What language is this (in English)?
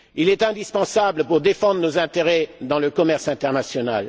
French